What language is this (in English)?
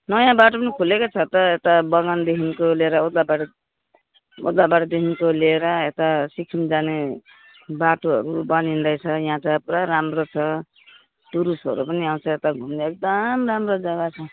Nepali